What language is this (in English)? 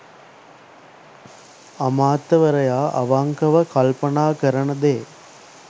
Sinhala